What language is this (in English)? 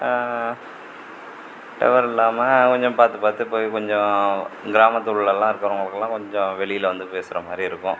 Tamil